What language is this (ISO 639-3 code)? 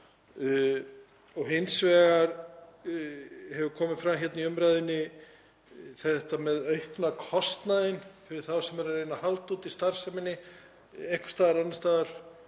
isl